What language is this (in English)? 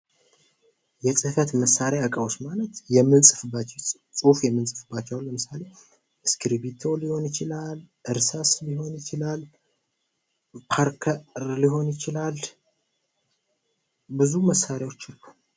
Amharic